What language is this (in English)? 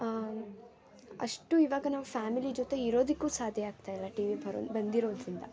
Kannada